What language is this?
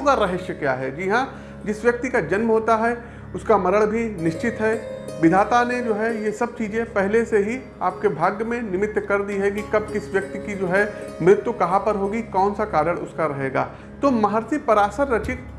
Hindi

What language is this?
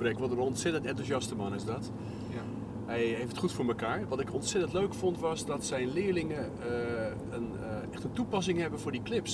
Dutch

